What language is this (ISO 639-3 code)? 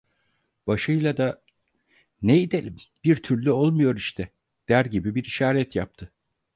tur